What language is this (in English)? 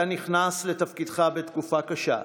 Hebrew